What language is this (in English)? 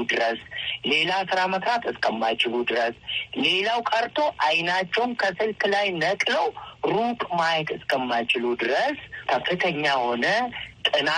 Amharic